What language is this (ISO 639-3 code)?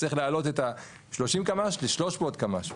heb